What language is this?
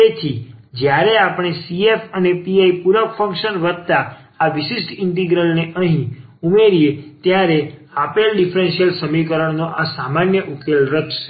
Gujarati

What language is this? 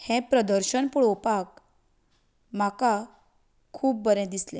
Konkani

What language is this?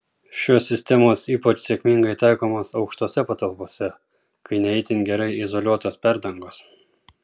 Lithuanian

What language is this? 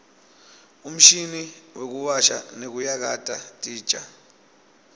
Swati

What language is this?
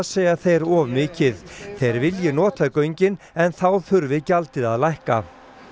Icelandic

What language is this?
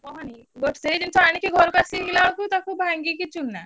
Odia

